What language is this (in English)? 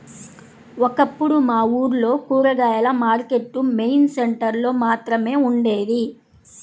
Telugu